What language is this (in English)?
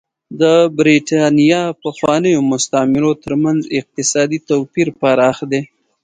Pashto